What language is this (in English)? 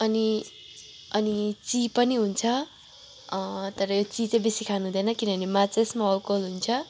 Nepali